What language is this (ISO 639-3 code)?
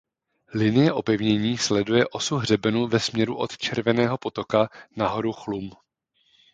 ces